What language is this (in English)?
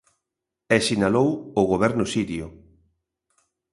Galician